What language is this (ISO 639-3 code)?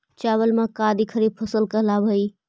mag